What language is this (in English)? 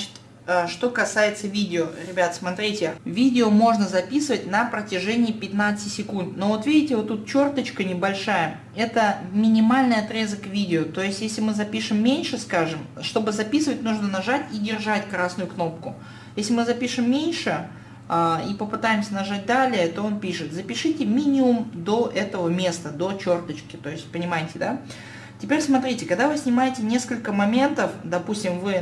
Russian